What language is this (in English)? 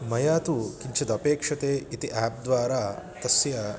Sanskrit